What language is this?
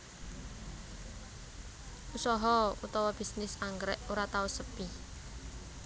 Javanese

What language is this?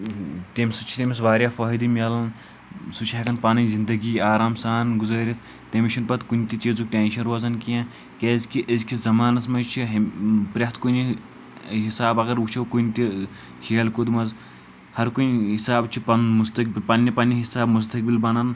Kashmiri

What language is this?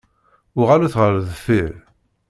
Kabyle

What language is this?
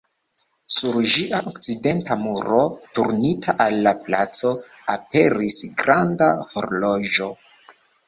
Esperanto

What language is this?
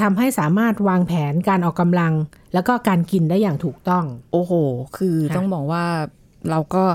Thai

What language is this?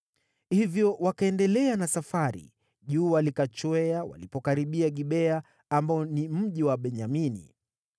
Swahili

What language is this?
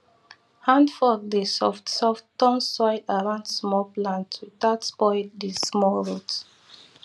Nigerian Pidgin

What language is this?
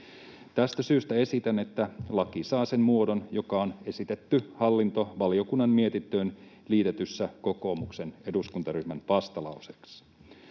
Finnish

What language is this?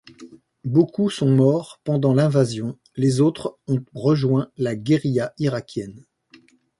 French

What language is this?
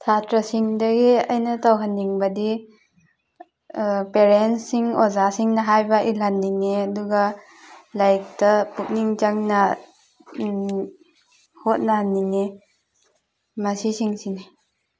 Manipuri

